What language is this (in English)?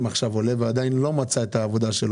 Hebrew